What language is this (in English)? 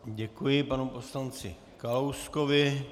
Czech